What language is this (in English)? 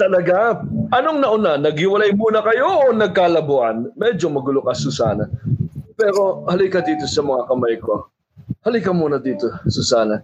Filipino